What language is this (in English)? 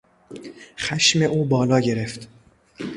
Persian